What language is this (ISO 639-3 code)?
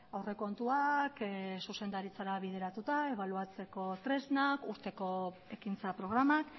eus